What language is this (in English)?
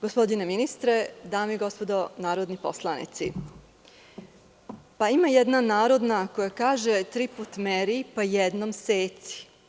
Serbian